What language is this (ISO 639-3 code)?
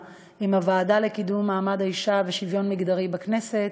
heb